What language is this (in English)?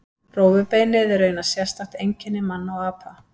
Icelandic